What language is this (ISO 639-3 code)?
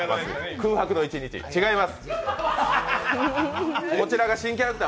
jpn